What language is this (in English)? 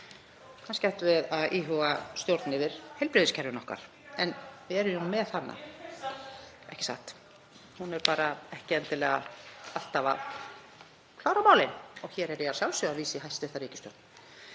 Icelandic